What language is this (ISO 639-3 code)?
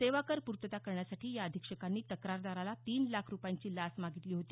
mar